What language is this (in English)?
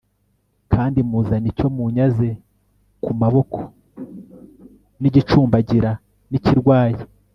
Kinyarwanda